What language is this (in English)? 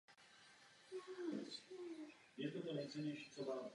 Czech